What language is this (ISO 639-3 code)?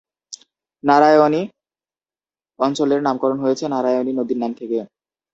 ben